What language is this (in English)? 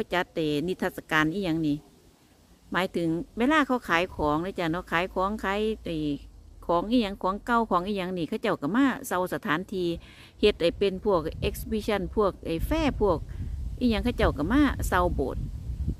Thai